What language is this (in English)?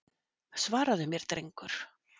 Icelandic